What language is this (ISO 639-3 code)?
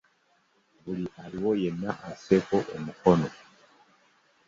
lug